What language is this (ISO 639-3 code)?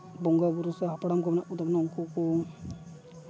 sat